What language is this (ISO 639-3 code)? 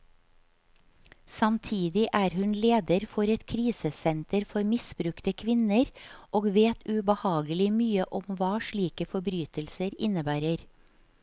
nor